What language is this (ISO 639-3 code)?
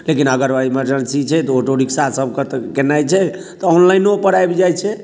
mai